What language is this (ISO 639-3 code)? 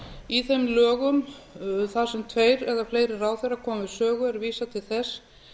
isl